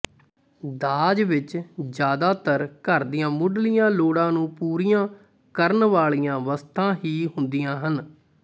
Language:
Punjabi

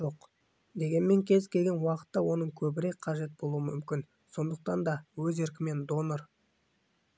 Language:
Kazakh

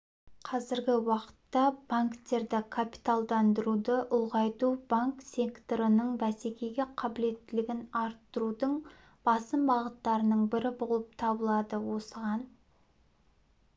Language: Kazakh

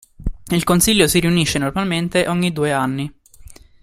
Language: Italian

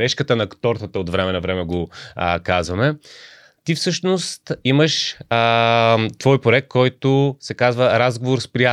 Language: Bulgarian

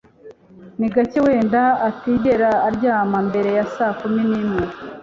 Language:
Kinyarwanda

